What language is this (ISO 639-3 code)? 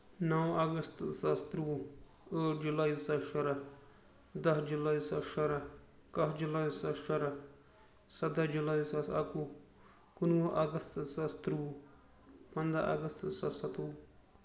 kas